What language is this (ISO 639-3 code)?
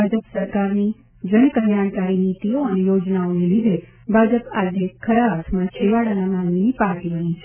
guj